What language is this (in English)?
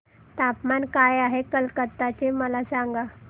Marathi